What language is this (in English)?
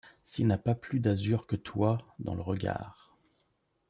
French